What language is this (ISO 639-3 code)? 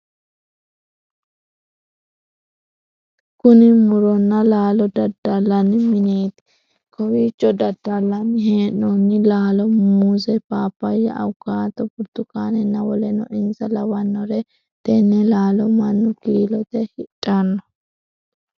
sid